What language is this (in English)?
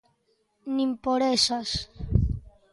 Galician